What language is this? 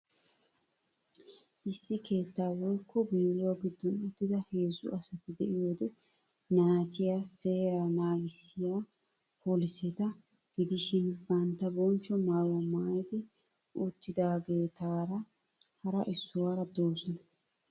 Wolaytta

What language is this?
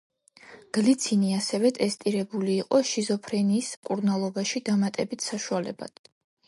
Georgian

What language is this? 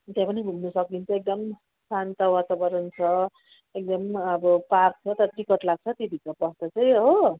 Nepali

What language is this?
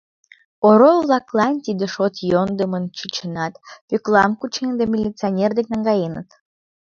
Mari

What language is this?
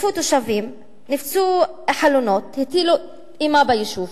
Hebrew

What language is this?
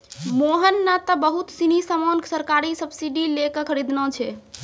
Maithili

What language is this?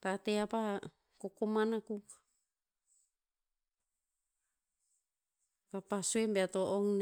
Tinputz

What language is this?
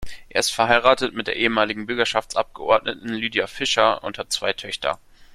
German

